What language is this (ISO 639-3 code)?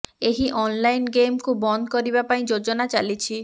ori